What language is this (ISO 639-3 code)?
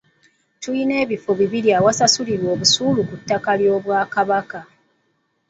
lug